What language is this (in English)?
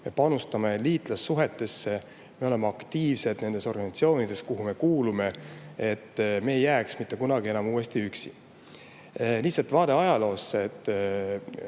Estonian